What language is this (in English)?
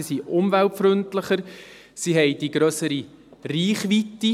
Swiss German